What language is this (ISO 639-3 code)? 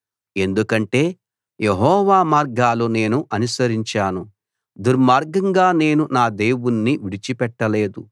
tel